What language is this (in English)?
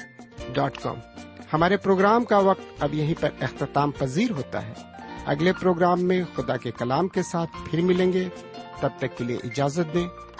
Urdu